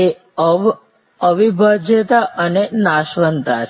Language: Gujarati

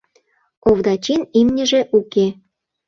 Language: Mari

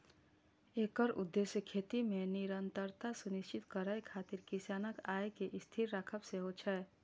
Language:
Maithili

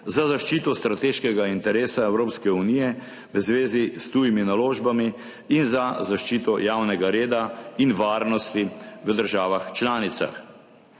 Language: Slovenian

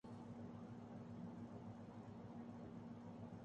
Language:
Urdu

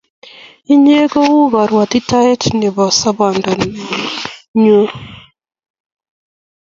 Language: Kalenjin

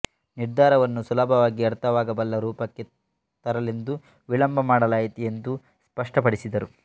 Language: Kannada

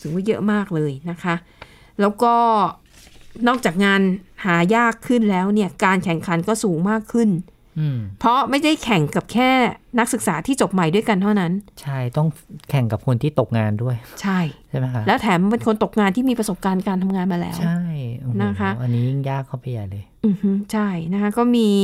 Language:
Thai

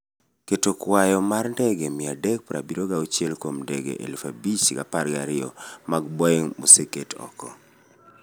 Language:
Luo (Kenya and Tanzania)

